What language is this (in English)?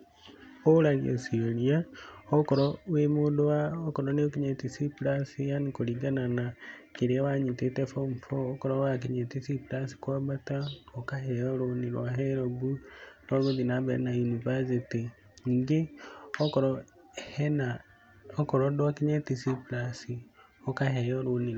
Kikuyu